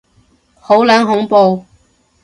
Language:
Cantonese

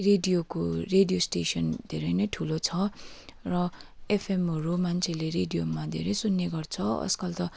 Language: Nepali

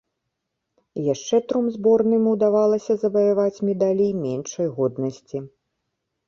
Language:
Belarusian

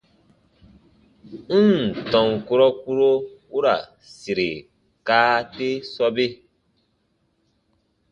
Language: Baatonum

